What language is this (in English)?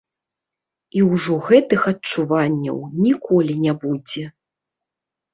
Belarusian